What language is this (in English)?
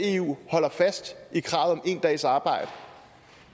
Danish